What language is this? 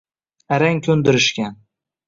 Uzbek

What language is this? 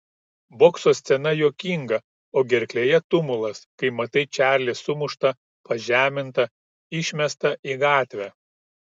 Lithuanian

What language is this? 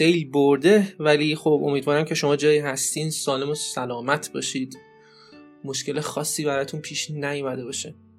Persian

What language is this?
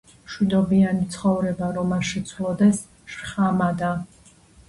Georgian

